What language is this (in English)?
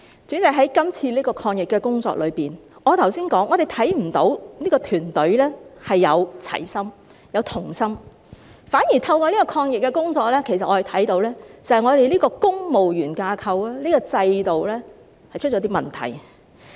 Cantonese